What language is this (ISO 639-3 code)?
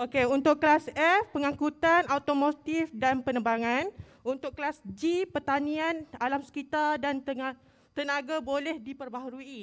msa